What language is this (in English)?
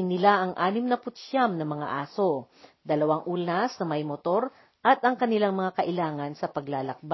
Filipino